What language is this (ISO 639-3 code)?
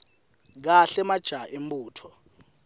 ssw